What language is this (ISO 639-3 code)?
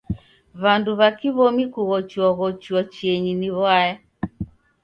dav